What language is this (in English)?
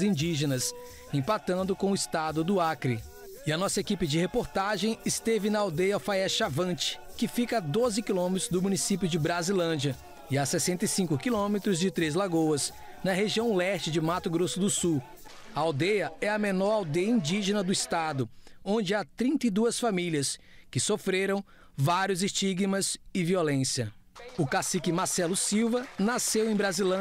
Portuguese